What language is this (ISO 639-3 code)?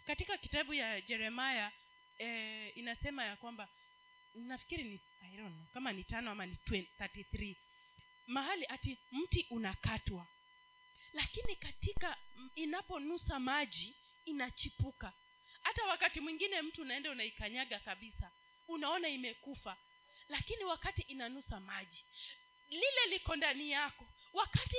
swa